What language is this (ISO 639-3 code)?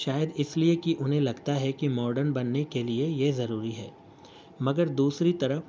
urd